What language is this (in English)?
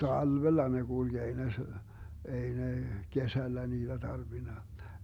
Finnish